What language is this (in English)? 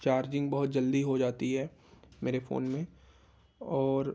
Urdu